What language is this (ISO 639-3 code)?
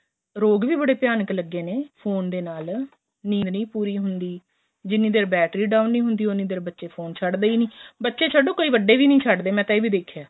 pan